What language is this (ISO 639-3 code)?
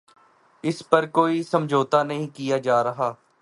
urd